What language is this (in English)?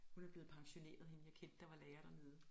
Danish